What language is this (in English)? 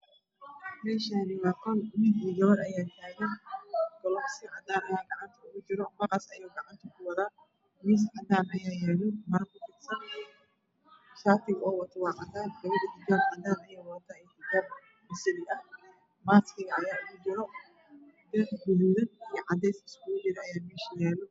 Somali